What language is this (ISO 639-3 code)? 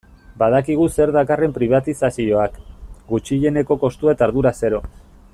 eus